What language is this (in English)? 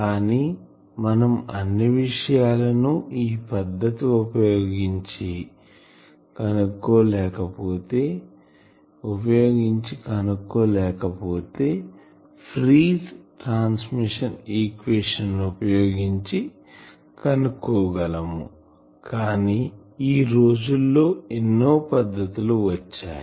Telugu